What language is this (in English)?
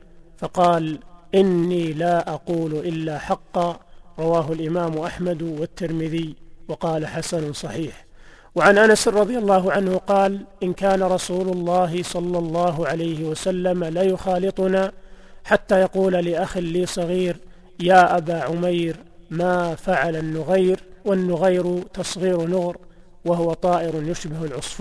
Arabic